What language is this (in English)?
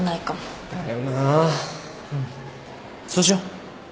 Japanese